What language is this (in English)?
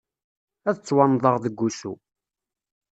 Kabyle